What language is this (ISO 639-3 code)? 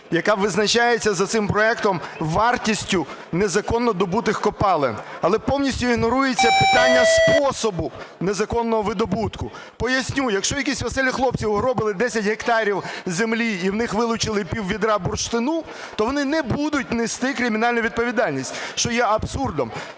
ukr